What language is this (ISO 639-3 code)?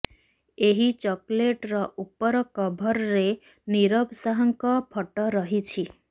ori